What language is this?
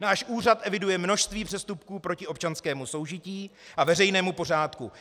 Czech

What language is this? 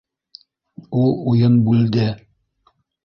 Bashkir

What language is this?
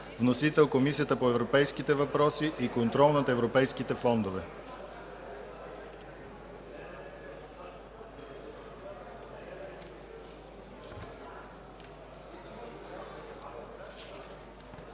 Bulgarian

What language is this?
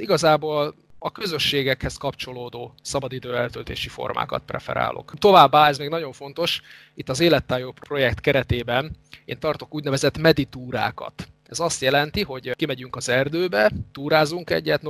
Hungarian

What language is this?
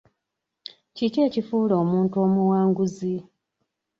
Ganda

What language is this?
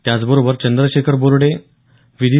Marathi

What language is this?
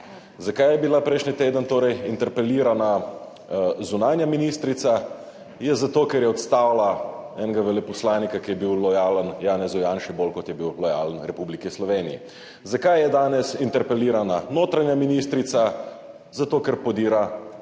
Slovenian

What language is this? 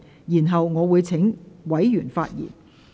Cantonese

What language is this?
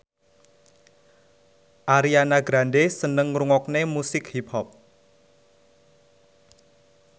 Javanese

